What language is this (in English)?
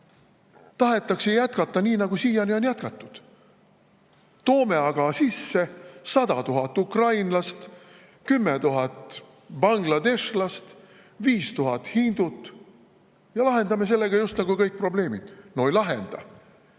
Estonian